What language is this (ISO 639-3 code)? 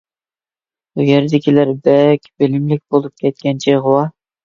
uig